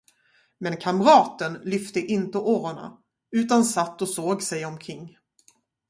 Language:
Swedish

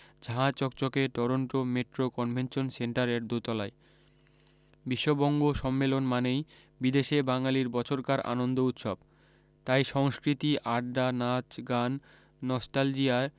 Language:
Bangla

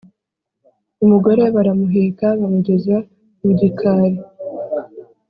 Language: Kinyarwanda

